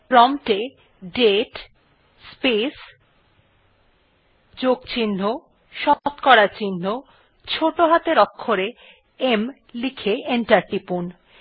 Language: Bangla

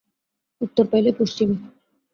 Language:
Bangla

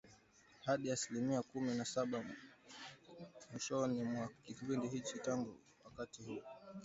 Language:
Swahili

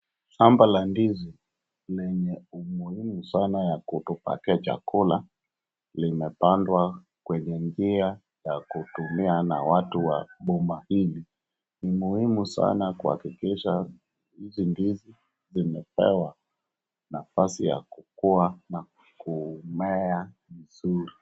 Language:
Swahili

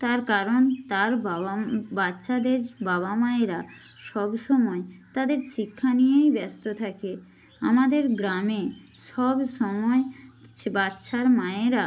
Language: Bangla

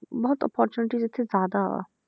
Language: Punjabi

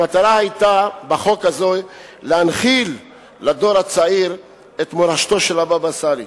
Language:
Hebrew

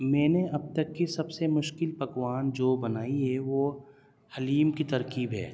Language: Urdu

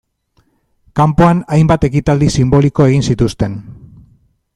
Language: Basque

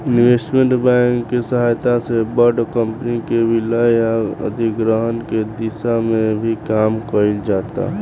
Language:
Bhojpuri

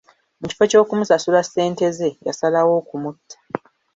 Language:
Ganda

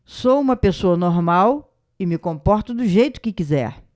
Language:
Portuguese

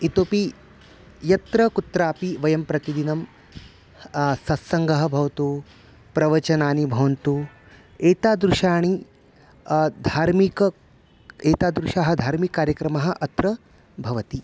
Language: Sanskrit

